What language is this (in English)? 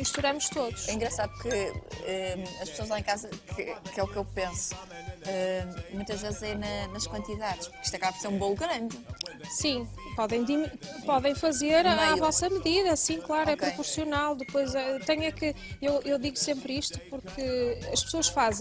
Portuguese